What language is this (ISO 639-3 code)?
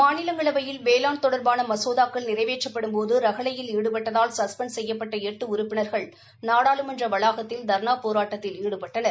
tam